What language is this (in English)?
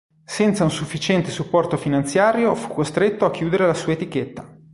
Italian